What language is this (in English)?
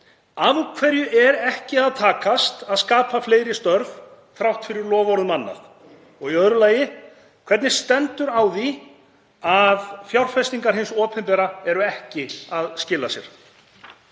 Icelandic